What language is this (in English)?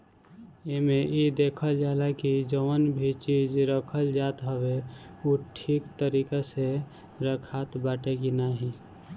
Bhojpuri